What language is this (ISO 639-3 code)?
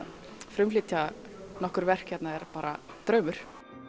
isl